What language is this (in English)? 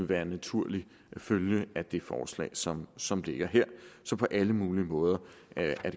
Danish